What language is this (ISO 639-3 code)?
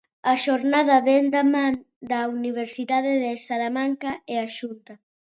glg